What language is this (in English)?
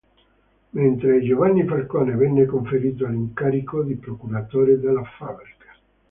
Italian